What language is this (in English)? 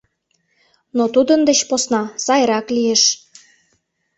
Mari